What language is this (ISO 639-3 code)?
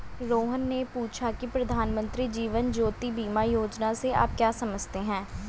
hin